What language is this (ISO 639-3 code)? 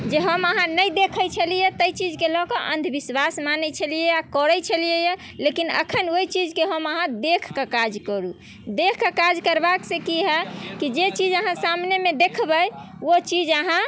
mai